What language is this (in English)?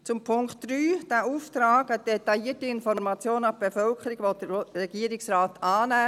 Swiss German